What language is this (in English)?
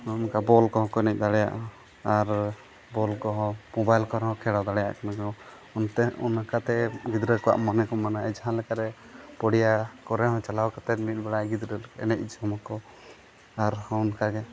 Santali